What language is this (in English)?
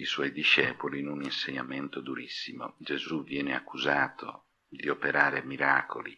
Italian